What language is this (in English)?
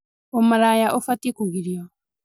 Kikuyu